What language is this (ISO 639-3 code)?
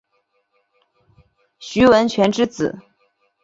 zho